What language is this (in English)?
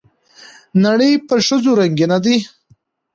Pashto